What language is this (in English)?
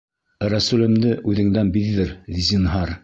Bashkir